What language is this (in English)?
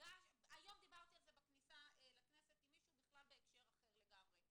Hebrew